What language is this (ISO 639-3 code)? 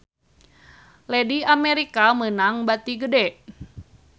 sun